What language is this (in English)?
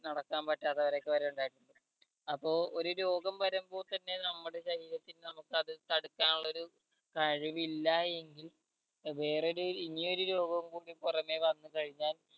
Malayalam